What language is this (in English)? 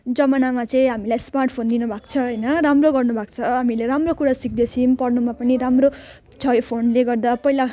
Nepali